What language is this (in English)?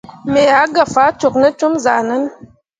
Mundang